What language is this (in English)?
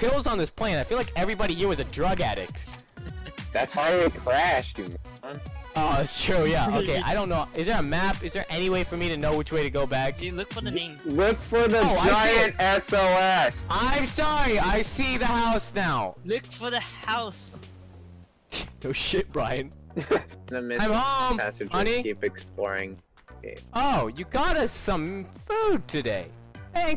English